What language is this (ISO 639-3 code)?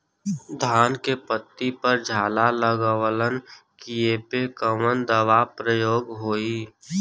bho